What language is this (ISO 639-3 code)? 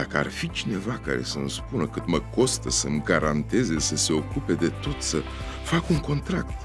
ron